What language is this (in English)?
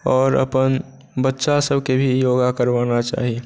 Maithili